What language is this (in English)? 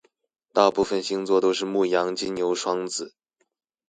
Chinese